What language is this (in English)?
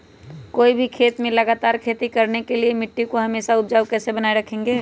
Magahi